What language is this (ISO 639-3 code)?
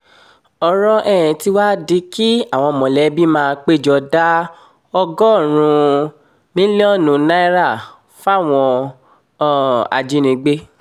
yor